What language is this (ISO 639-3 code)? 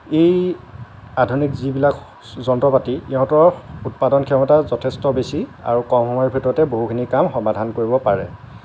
asm